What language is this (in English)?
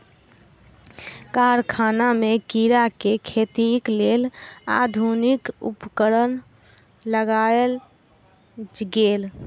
Maithili